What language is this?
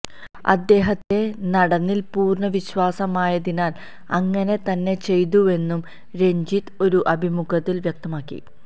Malayalam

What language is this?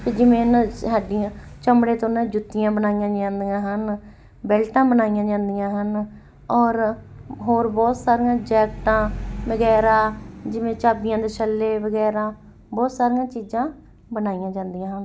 Punjabi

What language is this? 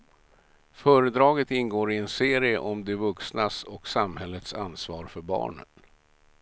Swedish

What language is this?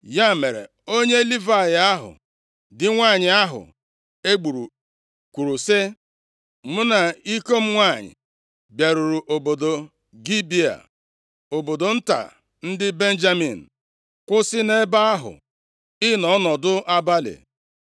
Igbo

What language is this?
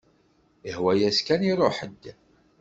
Kabyle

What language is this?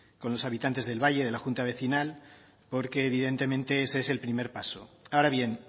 Spanish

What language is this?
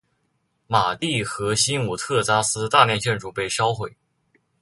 Chinese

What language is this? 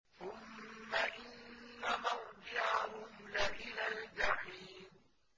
Arabic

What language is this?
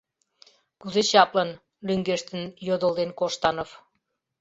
Mari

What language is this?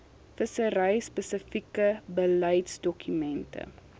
Afrikaans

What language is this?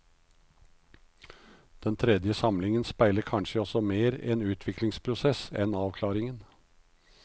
Norwegian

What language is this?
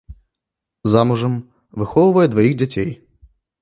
Belarusian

